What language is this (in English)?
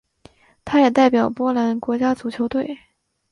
Chinese